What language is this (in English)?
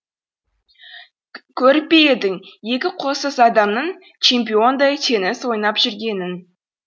Kazakh